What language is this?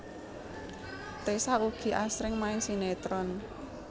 Javanese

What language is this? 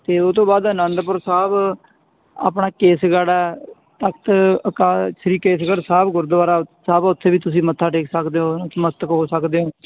Punjabi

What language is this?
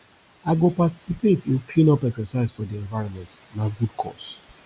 Nigerian Pidgin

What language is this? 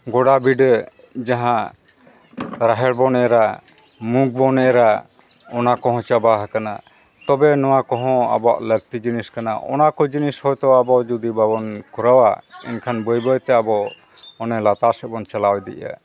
Santali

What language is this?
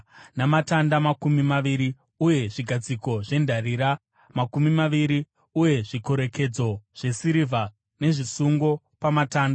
Shona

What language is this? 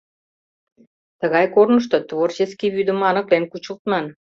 Mari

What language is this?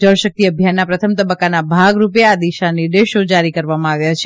Gujarati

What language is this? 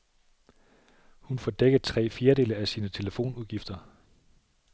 Danish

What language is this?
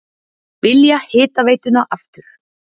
Icelandic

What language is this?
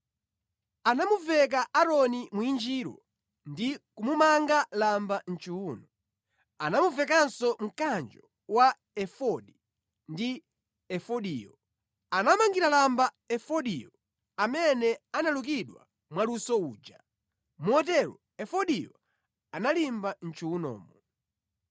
Nyanja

